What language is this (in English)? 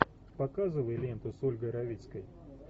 Russian